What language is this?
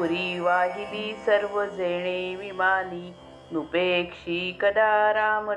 Marathi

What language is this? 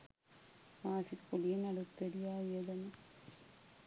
Sinhala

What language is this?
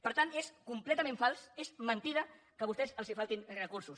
Catalan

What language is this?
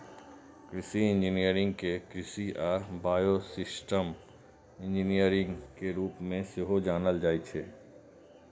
Maithili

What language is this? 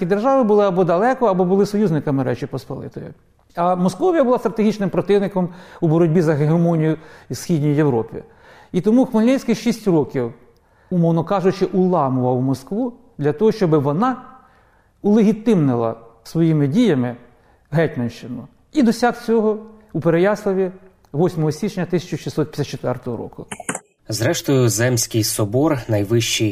Ukrainian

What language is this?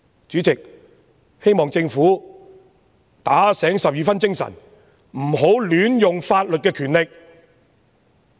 Cantonese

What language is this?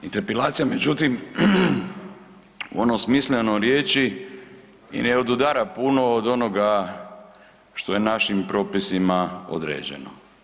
Croatian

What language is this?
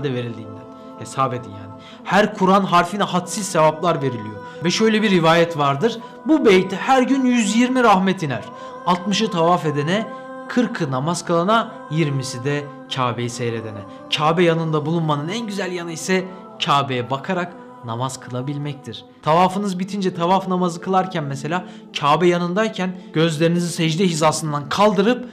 Turkish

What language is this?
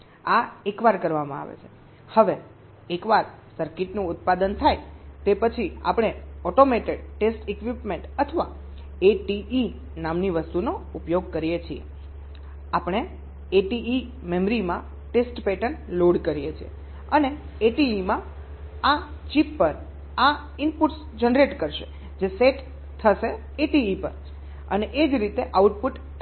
Gujarati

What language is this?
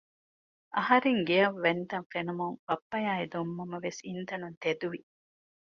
Divehi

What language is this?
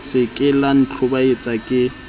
Southern Sotho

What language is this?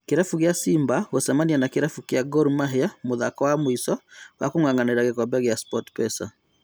Kikuyu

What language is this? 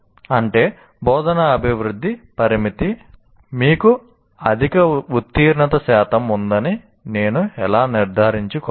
Telugu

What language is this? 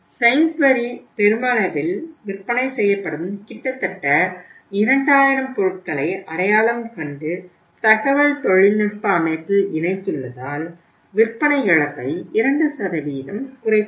Tamil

